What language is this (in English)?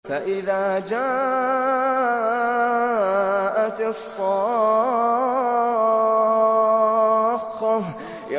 Arabic